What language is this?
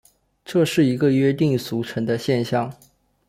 Chinese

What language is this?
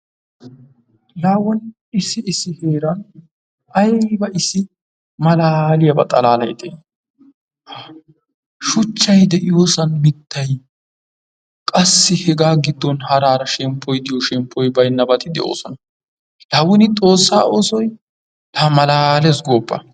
Wolaytta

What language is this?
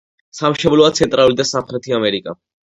Georgian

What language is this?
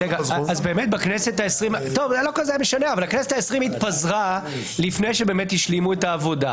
Hebrew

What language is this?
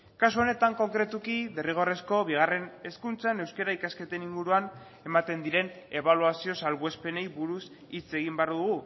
Basque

